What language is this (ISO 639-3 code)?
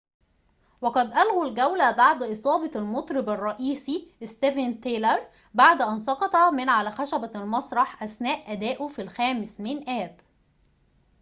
ara